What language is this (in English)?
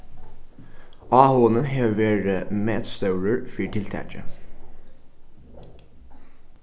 Faroese